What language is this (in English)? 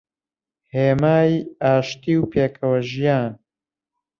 Central Kurdish